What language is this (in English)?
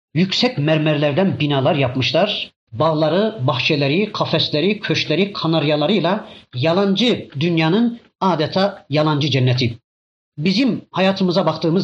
Turkish